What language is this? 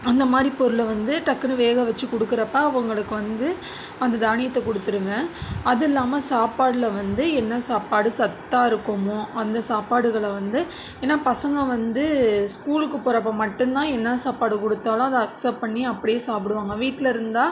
Tamil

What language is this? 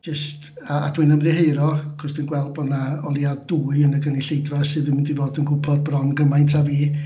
Welsh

